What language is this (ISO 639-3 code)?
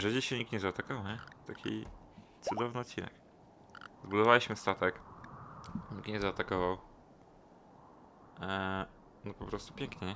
pol